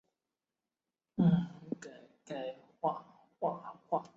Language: Chinese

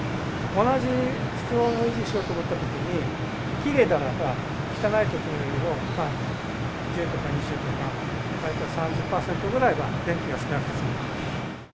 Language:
Japanese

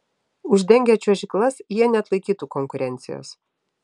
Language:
Lithuanian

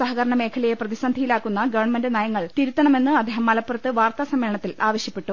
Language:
Malayalam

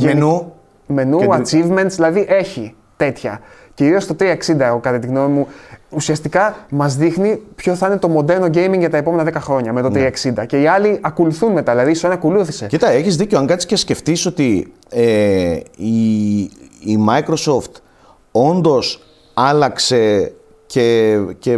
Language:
Greek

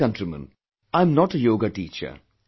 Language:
English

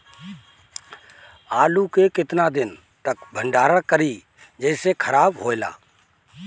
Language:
Bhojpuri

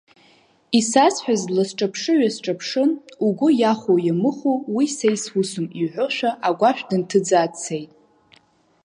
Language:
Abkhazian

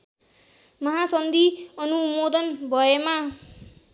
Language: Nepali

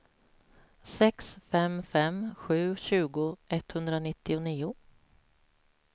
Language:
Swedish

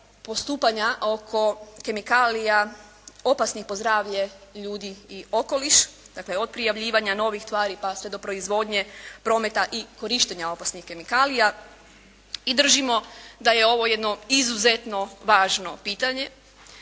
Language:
Croatian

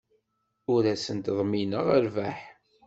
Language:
Kabyle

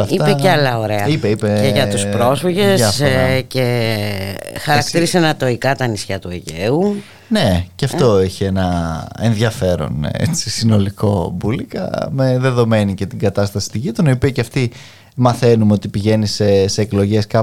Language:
Greek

